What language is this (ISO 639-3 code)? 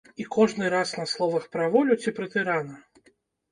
bel